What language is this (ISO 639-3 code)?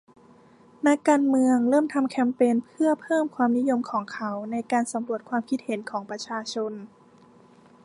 tha